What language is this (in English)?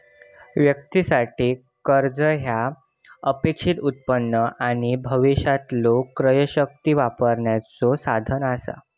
Marathi